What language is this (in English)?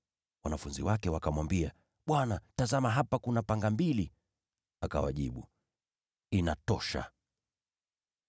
Swahili